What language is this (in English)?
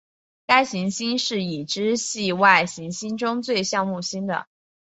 Chinese